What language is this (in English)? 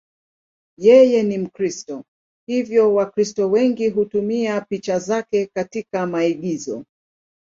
Swahili